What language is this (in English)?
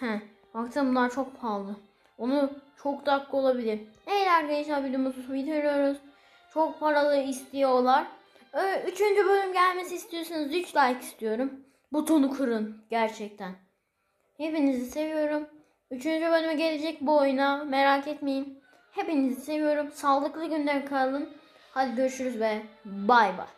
Turkish